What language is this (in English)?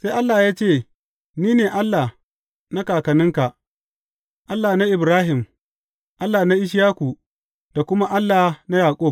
Hausa